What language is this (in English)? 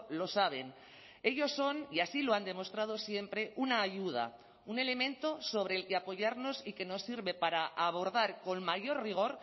Spanish